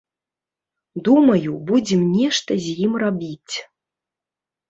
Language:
Belarusian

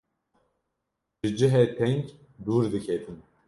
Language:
Kurdish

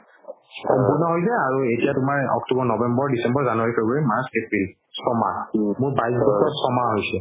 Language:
Assamese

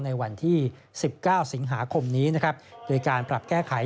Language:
Thai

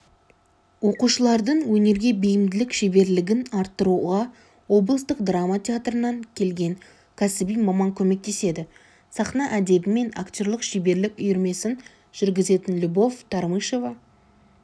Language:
Kazakh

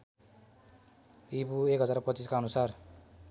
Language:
Nepali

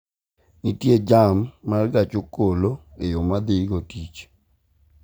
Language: Luo (Kenya and Tanzania)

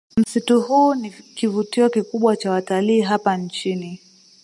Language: Swahili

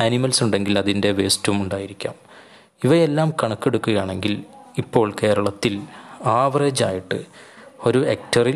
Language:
Malayalam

